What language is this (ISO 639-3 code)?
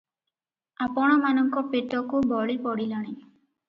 ori